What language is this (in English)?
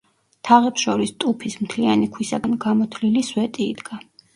Georgian